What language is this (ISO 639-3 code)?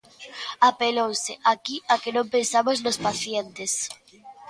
glg